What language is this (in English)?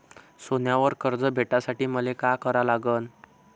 Marathi